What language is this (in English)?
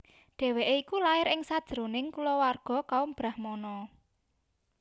Javanese